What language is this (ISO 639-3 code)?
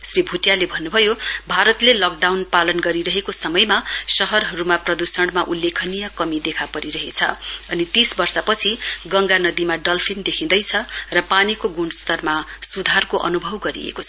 nep